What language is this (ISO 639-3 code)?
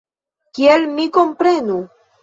epo